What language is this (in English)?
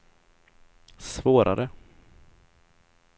Swedish